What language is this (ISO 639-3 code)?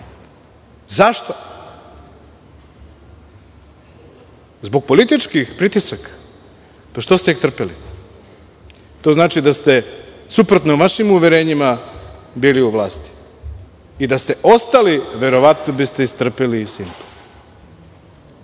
srp